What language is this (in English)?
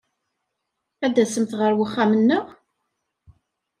Kabyle